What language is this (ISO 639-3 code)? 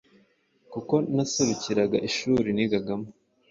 kin